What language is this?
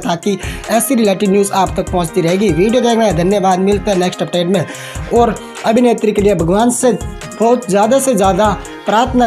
Hindi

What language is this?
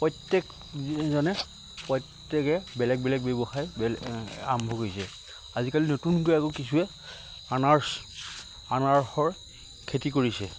Assamese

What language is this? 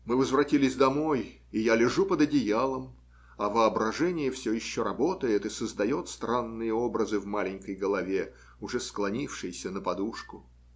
Russian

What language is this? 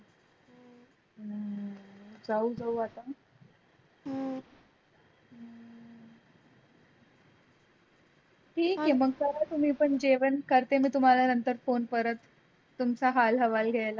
Marathi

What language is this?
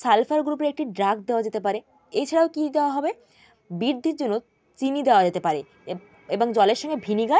Bangla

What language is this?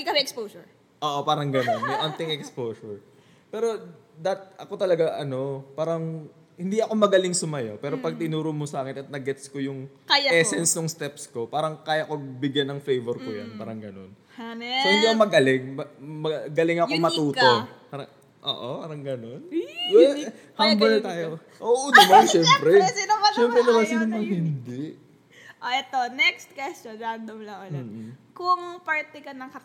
Filipino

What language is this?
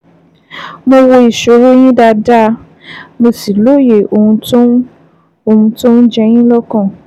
Yoruba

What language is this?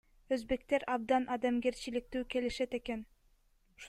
Kyrgyz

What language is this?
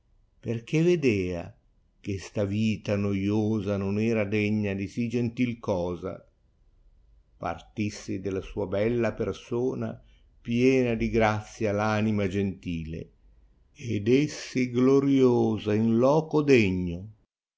Italian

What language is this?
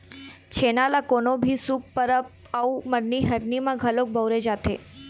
Chhattisgarhi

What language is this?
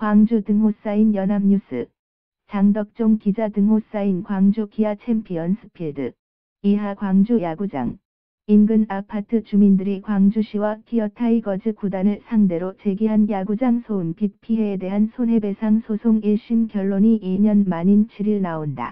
Korean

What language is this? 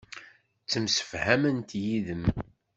Kabyle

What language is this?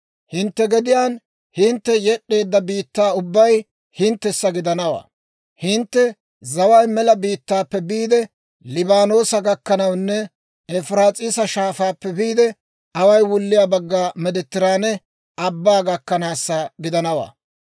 Dawro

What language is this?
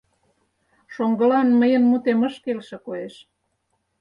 Mari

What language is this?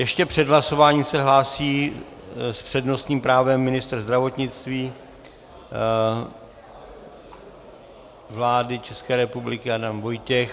Czech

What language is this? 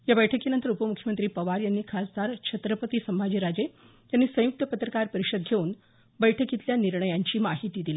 Marathi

